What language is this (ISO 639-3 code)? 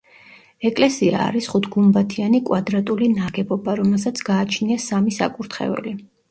kat